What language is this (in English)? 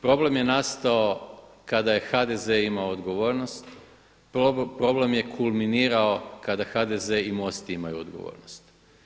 Croatian